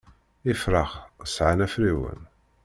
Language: Kabyle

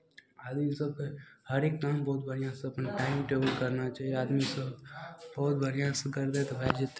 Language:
Maithili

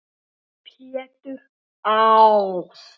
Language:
Icelandic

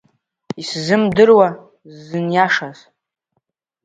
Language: Abkhazian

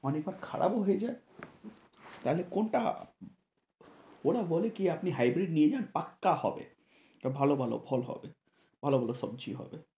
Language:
Bangla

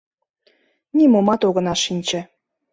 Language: Mari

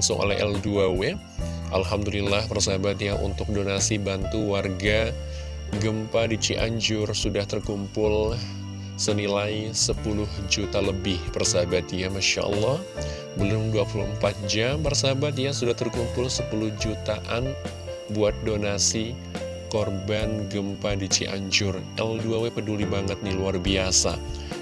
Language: Indonesian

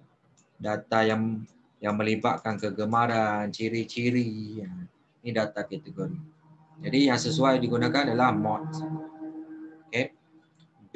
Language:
Malay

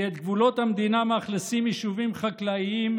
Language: Hebrew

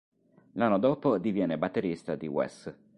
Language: Italian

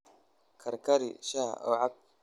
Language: Somali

